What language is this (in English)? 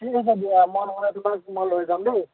Assamese